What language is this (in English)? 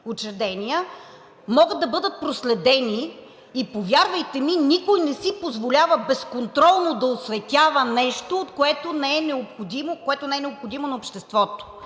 Bulgarian